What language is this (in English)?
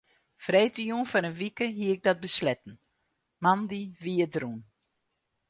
Western Frisian